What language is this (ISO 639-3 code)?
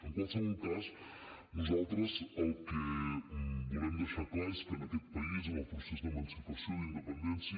cat